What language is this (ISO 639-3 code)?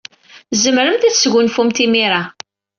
kab